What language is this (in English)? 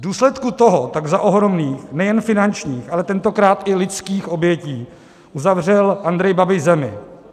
Czech